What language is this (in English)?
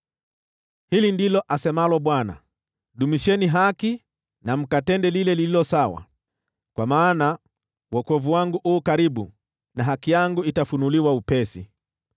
Swahili